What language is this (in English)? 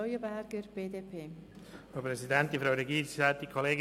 Swiss German